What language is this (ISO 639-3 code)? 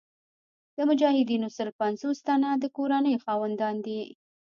pus